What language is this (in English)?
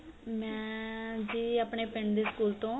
Punjabi